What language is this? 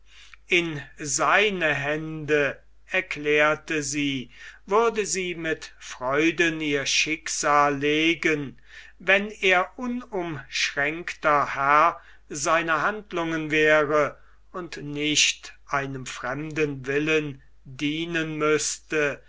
German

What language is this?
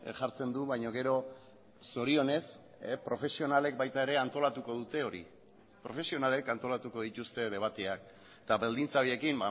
Basque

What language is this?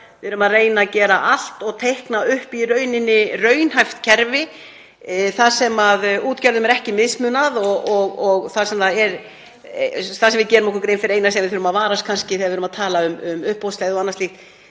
Icelandic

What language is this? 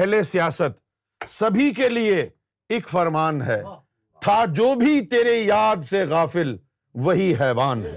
Urdu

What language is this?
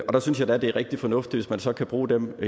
Danish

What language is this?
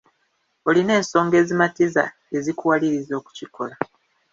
Ganda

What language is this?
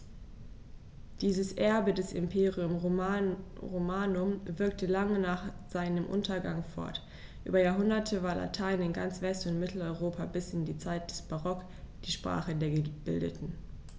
German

